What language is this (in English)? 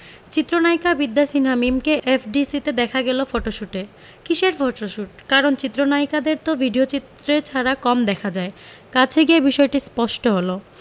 Bangla